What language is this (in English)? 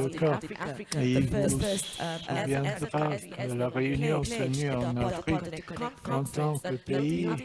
French